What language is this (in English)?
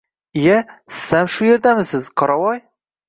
Uzbek